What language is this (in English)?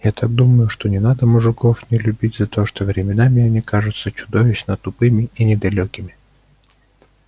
Russian